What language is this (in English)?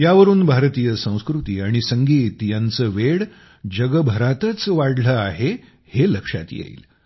Marathi